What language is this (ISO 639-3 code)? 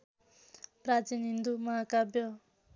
nep